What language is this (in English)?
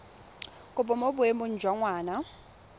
Tswana